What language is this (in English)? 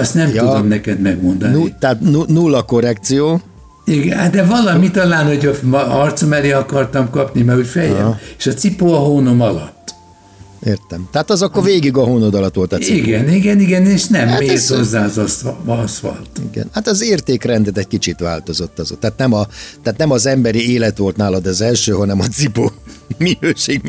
Hungarian